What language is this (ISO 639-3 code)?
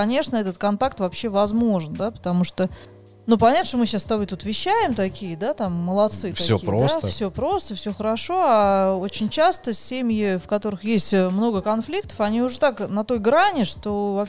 rus